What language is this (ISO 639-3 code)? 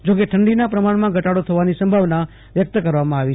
guj